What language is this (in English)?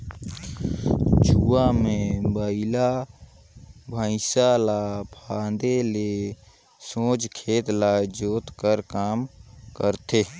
Chhattisgarhi